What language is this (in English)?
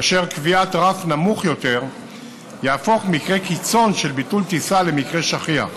Hebrew